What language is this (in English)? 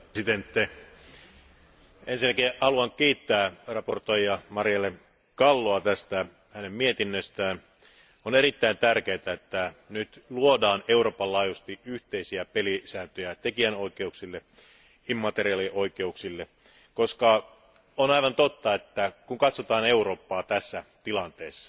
Finnish